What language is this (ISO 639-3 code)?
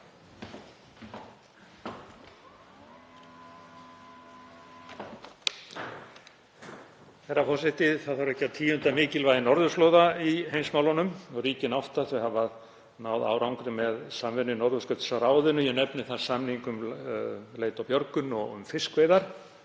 isl